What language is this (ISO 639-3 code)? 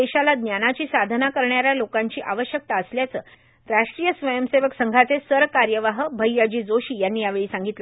mar